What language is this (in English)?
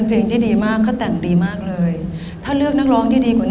Thai